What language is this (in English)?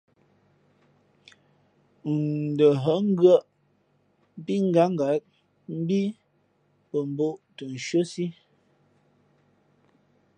Fe'fe'